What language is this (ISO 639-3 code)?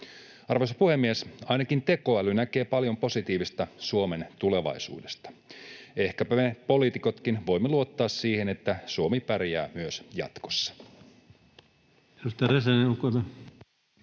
fin